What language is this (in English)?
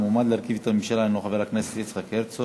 Hebrew